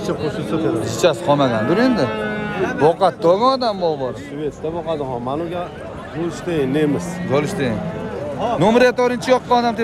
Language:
Turkish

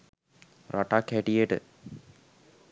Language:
Sinhala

